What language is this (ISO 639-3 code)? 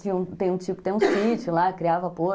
por